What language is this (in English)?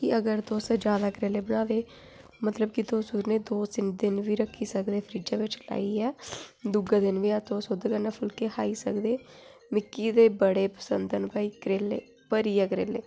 Dogri